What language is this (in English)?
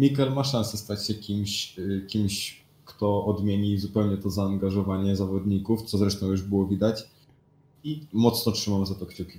Polish